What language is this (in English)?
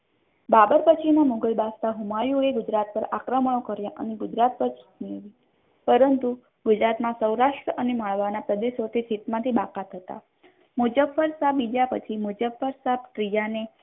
Gujarati